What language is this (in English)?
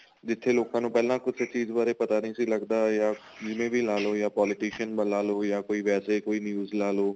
Punjabi